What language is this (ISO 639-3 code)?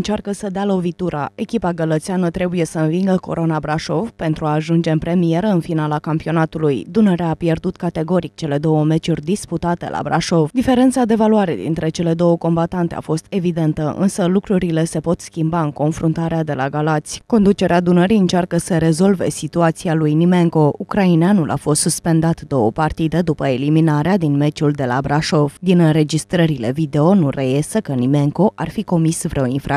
ron